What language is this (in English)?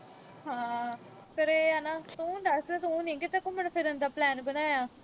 Punjabi